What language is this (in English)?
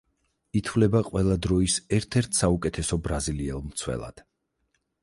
Georgian